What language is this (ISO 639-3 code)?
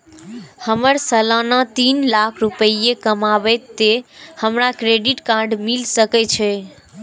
mai